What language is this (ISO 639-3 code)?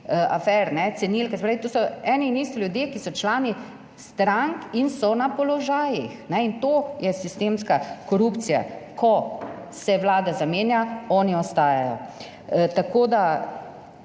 slv